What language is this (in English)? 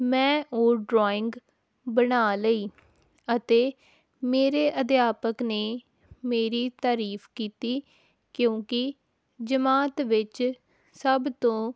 Punjabi